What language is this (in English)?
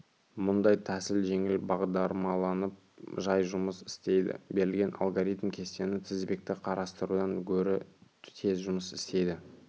Kazakh